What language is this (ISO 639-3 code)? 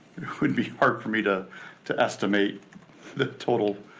eng